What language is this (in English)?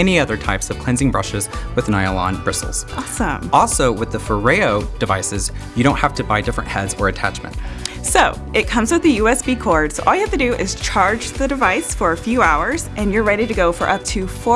English